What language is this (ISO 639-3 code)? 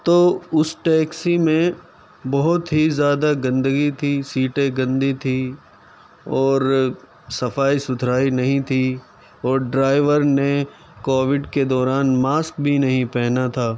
urd